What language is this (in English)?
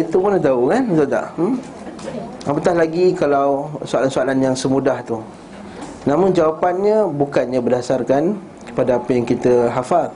Malay